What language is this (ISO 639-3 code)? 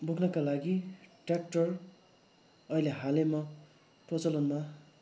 nep